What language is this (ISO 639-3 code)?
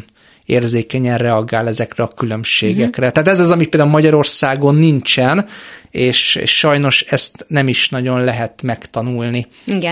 hun